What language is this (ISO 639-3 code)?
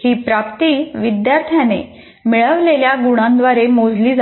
mar